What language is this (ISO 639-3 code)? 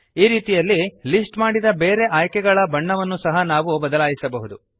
kan